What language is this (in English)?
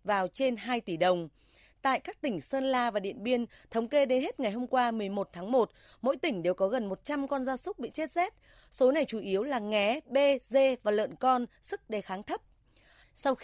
Vietnamese